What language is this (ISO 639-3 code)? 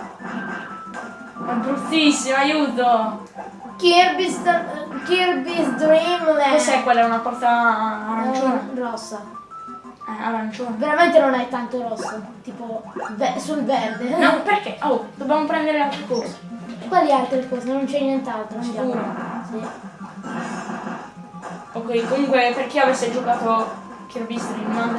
ita